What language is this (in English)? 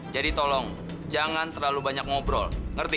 Indonesian